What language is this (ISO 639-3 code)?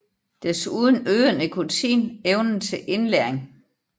dan